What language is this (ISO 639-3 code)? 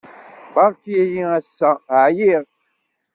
kab